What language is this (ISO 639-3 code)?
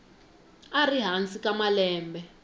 tso